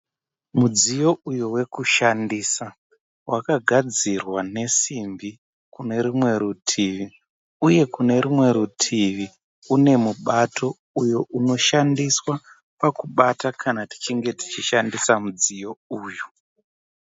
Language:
Shona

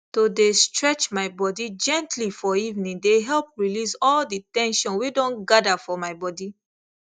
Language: Nigerian Pidgin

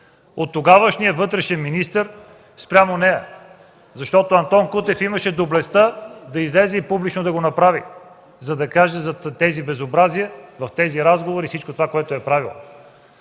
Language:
Bulgarian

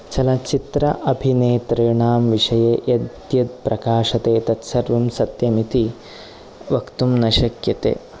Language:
Sanskrit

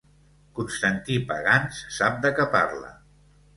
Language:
Catalan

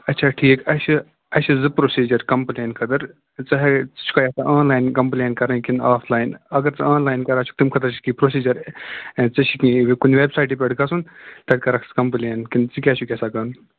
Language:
Kashmiri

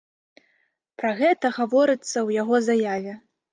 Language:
Belarusian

